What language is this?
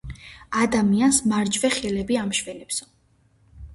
Georgian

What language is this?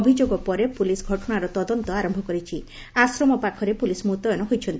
Odia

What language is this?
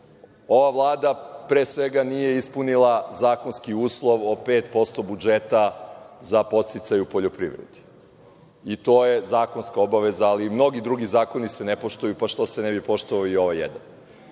Serbian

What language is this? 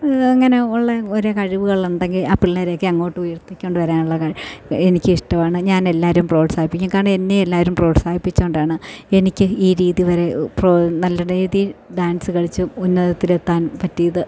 Malayalam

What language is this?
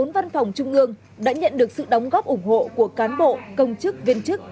Vietnamese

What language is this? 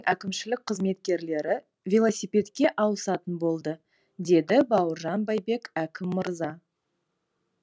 Kazakh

